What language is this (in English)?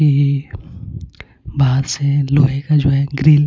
Hindi